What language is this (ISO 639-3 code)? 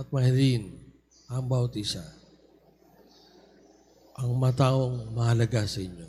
fil